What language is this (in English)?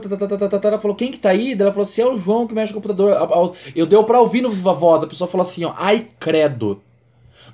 Portuguese